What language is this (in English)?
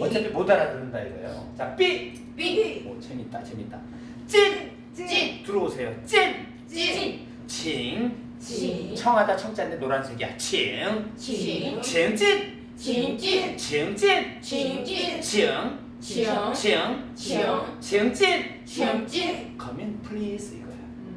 Korean